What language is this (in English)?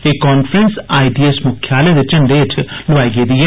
Dogri